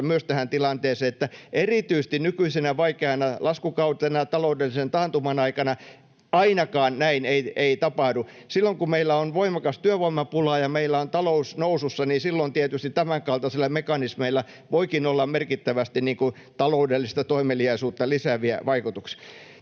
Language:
Finnish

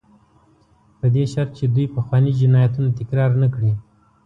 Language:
Pashto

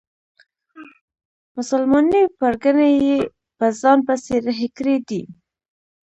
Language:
Pashto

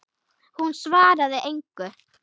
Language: Icelandic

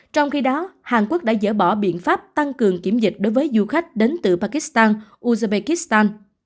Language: Vietnamese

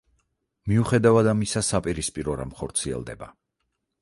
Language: Georgian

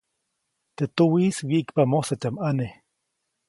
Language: Copainalá Zoque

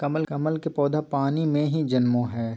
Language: Magahi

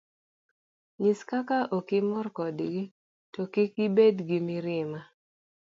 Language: Luo (Kenya and Tanzania)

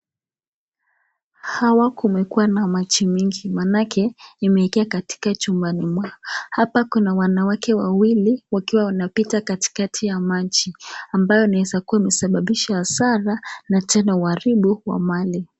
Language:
Swahili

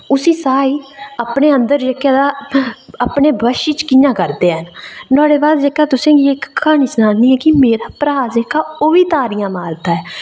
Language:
Dogri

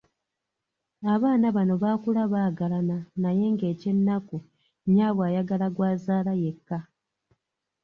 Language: Ganda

